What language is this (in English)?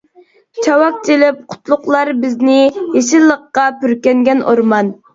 Uyghur